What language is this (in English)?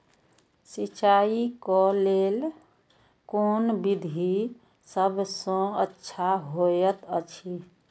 Maithili